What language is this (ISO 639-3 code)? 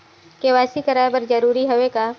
hne